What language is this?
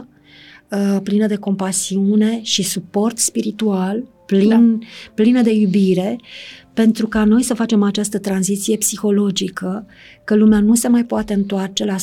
Romanian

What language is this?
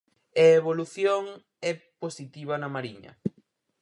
Galician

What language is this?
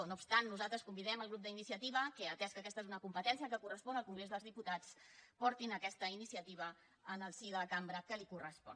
Catalan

